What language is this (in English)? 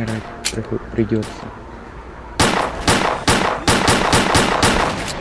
Russian